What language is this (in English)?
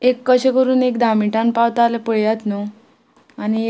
Konkani